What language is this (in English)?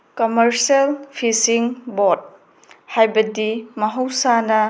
Manipuri